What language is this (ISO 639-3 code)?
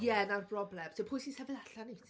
cym